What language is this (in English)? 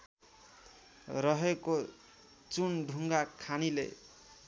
Nepali